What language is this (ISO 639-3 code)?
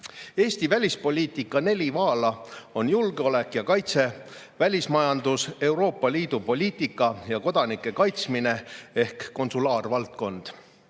est